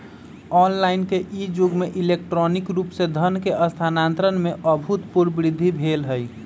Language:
Magahi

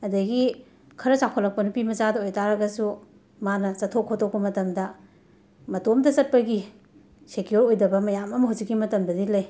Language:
Manipuri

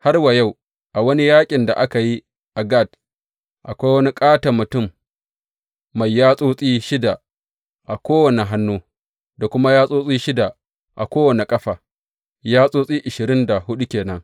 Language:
Hausa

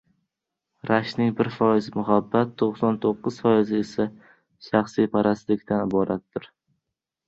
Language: Uzbek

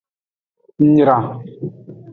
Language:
Aja (Benin)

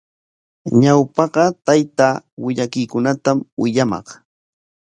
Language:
Corongo Ancash Quechua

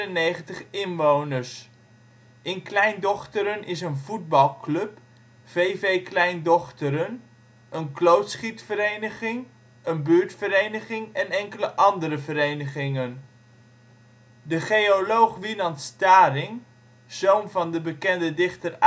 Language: Dutch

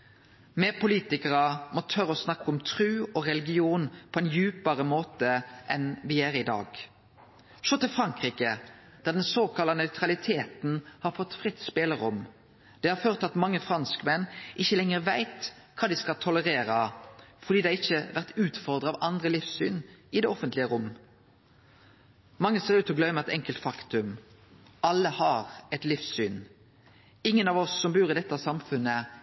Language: Norwegian Nynorsk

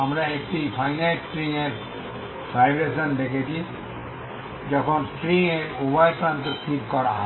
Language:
Bangla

